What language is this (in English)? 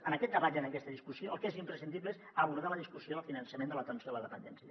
Catalan